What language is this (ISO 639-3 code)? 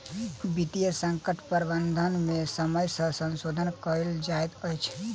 mai